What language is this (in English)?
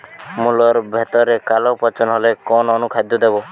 Bangla